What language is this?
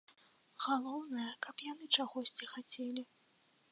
Belarusian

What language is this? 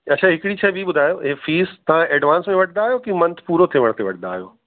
Sindhi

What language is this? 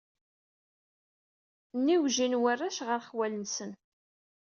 Kabyle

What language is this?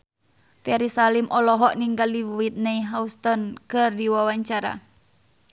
Sundanese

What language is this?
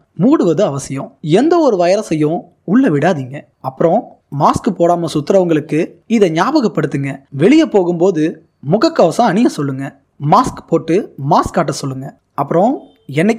Tamil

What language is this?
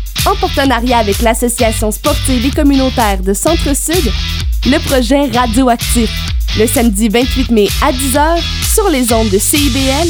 French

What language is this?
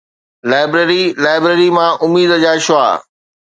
Sindhi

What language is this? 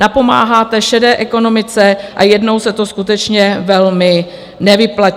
Czech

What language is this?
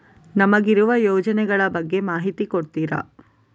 Kannada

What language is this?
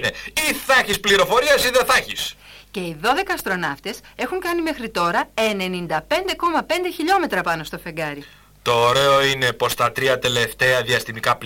Greek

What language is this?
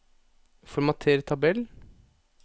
Norwegian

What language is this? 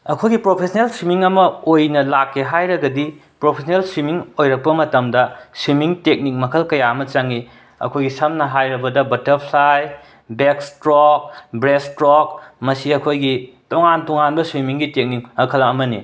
Manipuri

